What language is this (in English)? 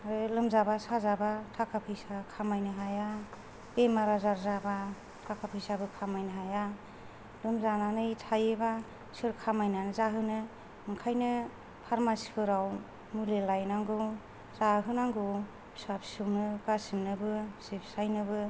Bodo